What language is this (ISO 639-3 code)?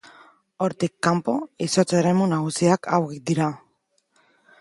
eus